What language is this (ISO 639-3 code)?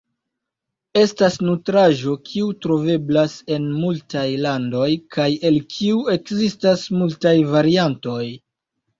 epo